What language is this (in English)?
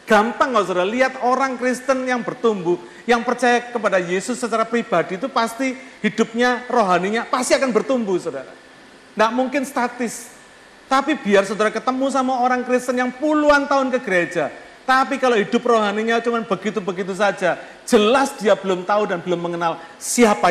Indonesian